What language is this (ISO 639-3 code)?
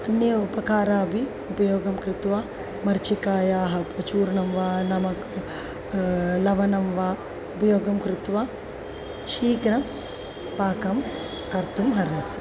san